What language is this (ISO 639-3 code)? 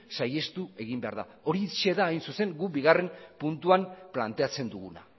eus